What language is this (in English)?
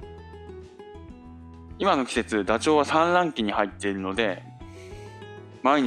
Japanese